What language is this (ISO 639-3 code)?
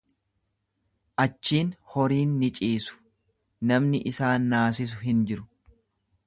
orm